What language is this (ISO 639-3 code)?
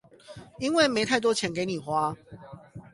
zho